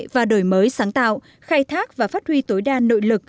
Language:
Vietnamese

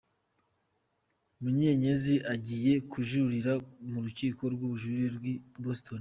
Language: Kinyarwanda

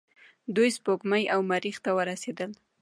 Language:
Pashto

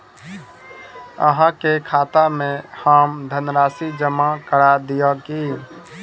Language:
Maithili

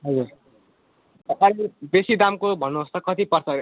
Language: Nepali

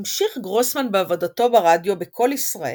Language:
Hebrew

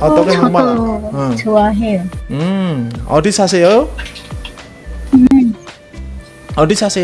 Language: Korean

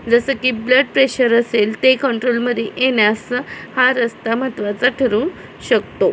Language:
Marathi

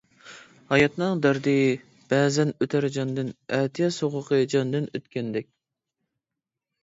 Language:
Uyghur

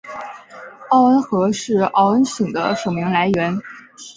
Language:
Chinese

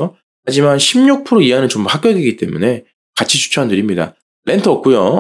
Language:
Korean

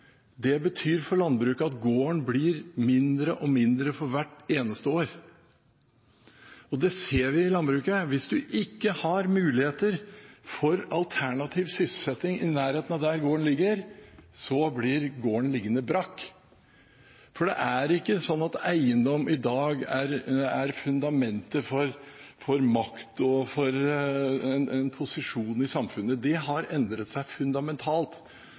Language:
Norwegian Bokmål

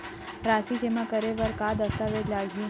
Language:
Chhattisgarhi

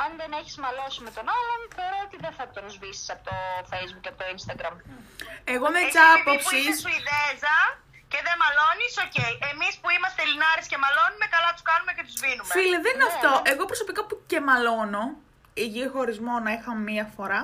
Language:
Greek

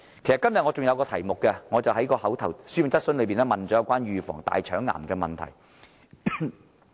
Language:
Cantonese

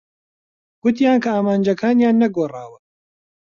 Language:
Central Kurdish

